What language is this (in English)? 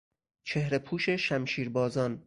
Persian